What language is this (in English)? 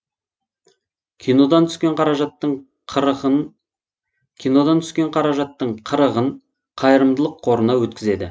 Kazakh